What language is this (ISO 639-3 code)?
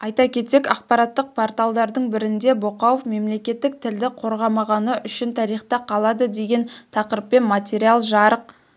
kaz